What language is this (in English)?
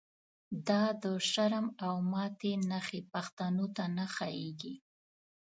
Pashto